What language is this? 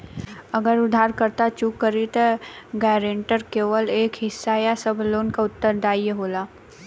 Bhojpuri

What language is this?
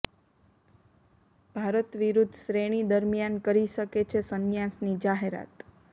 Gujarati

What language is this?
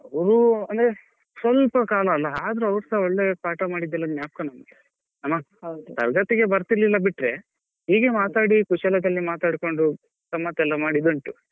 Kannada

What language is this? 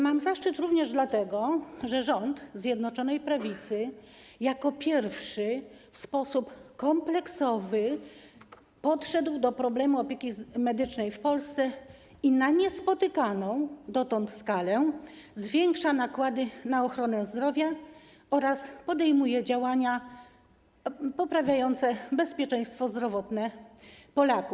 Polish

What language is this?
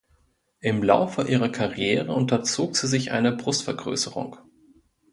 German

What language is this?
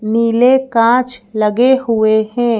Hindi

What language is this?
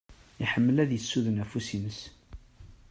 Kabyle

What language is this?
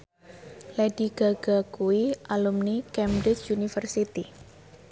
Javanese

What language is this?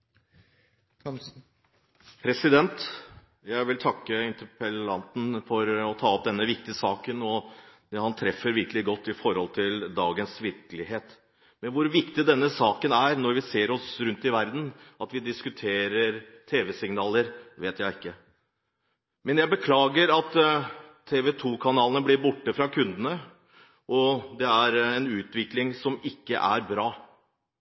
Norwegian Bokmål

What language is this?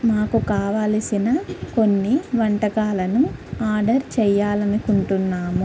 Telugu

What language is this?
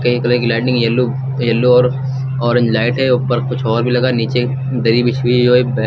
Hindi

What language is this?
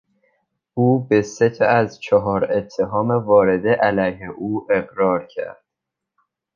Persian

